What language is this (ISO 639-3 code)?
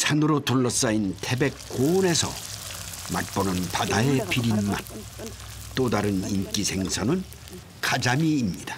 kor